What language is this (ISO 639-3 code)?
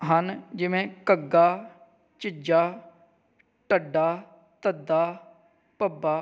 pan